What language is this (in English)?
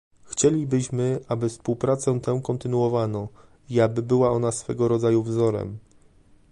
Polish